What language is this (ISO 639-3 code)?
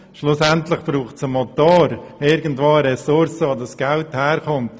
gsw